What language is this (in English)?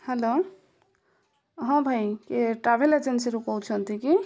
Odia